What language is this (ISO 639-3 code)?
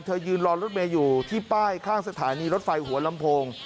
tha